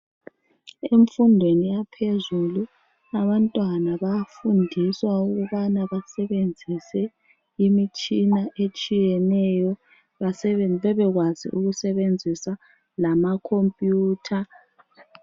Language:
North Ndebele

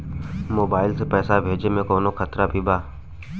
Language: Bhojpuri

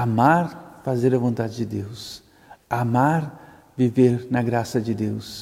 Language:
Portuguese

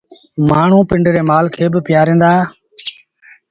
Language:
Sindhi Bhil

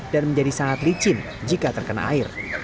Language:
Indonesian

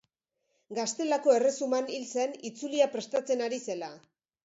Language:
Basque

